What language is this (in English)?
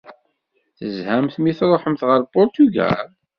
Kabyle